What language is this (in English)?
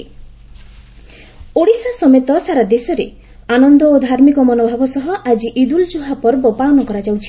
Odia